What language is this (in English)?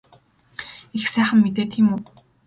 Mongolian